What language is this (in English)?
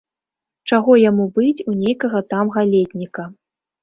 Belarusian